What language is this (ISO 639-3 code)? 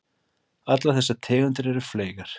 isl